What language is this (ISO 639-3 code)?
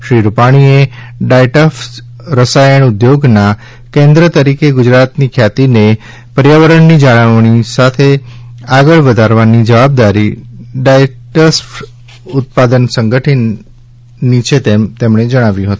guj